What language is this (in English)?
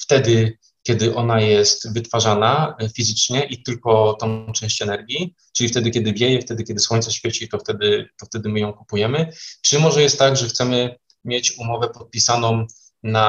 Polish